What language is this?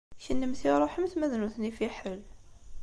Kabyle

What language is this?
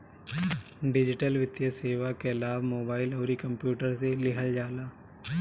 Bhojpuri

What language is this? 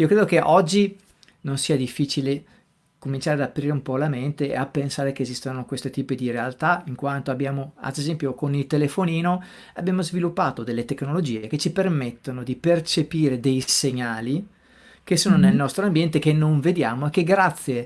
Italian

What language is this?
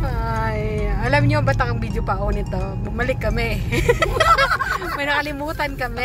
Filipino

